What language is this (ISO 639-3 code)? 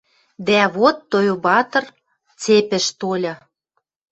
mrj